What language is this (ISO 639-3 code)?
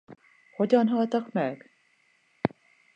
hun